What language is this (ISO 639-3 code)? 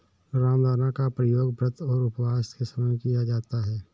hin